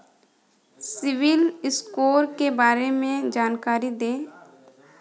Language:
Hindi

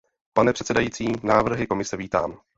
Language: Czech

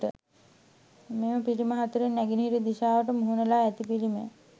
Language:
Sinhala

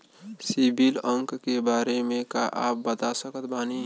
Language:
Bhojpuri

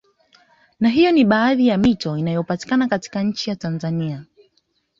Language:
Swahili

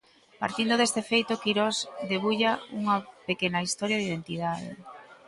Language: Galician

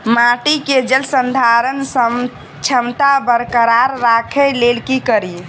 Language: Maithili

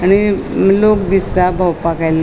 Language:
Konkani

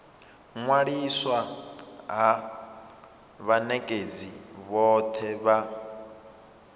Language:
Venda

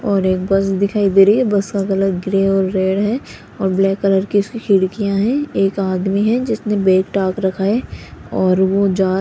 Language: Hindi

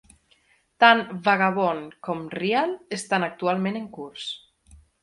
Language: Catalan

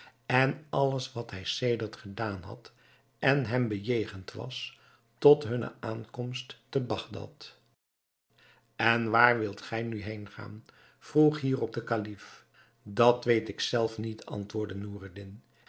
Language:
Dutch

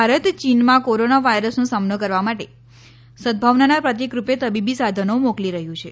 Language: Gujarati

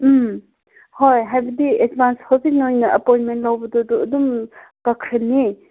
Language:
Manipuri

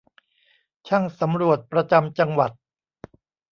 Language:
Thai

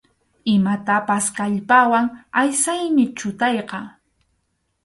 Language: Arequipa-La Unión Quechua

